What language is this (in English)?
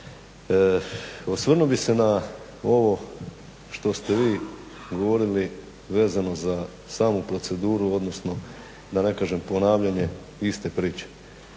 Croatian